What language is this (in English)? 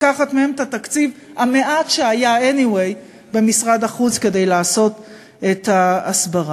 Hebrew